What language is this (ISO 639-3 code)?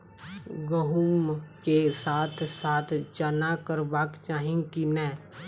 mai